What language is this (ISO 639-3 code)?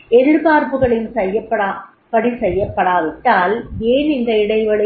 tam